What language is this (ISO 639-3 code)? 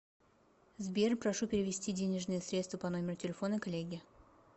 rus